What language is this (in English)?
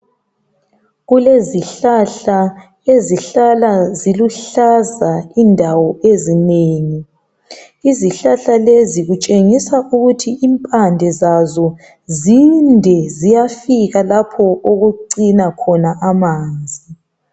North Ndebele